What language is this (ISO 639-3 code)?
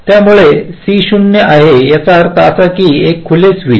mar